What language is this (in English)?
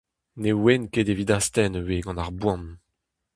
Breton